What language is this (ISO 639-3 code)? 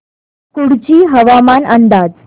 mar